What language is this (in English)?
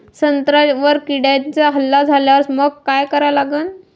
Marathi